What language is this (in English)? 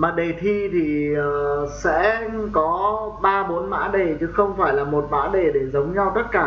Vietnamese